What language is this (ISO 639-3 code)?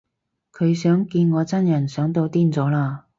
yue